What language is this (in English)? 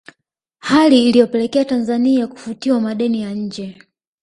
Swahili